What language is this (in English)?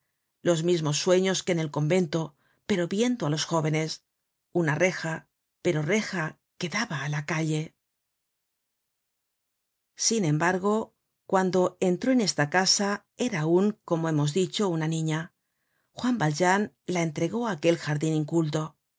Spanish